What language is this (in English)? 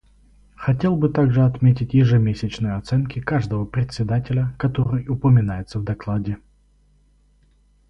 Russian